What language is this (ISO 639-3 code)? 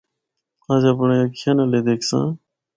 hno